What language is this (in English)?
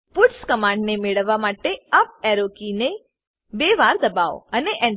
Gujarati